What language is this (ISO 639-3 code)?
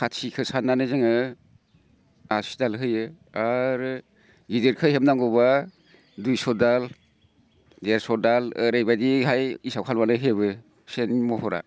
brx